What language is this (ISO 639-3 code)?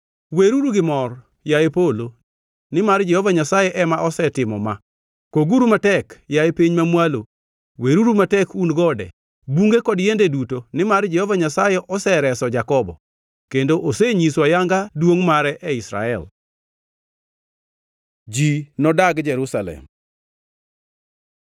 luo